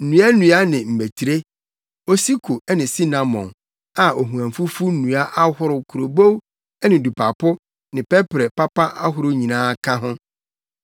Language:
Akan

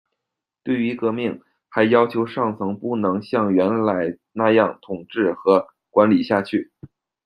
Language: Chinese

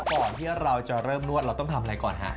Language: Thai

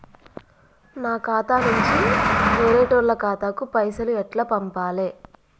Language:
Telugu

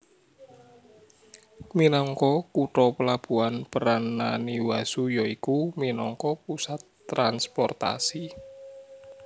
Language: Javanese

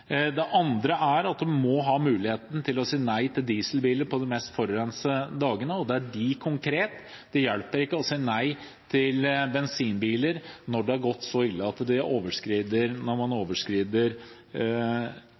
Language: Norwegian Bokmål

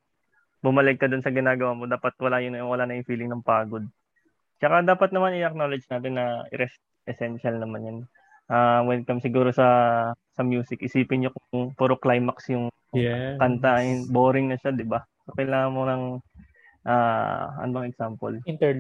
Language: Filipino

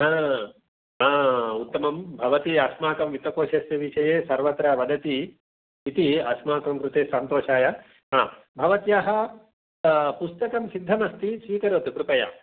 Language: Sanskrit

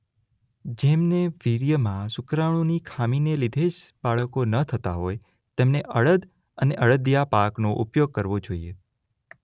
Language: Gujarati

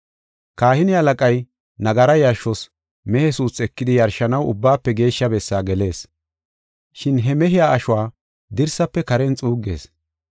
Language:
Gofa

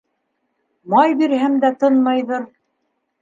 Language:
Bashkir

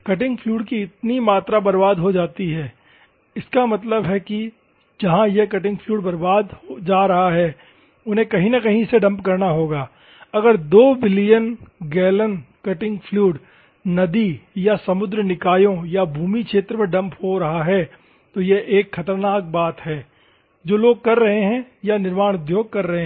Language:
Hindi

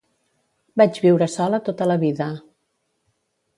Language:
Catalan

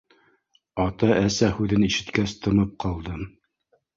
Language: Bashkir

